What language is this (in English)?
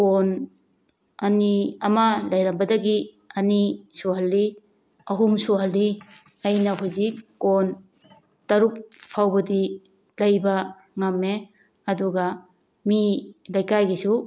Manipuri